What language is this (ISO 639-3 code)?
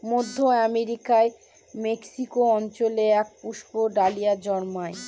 ben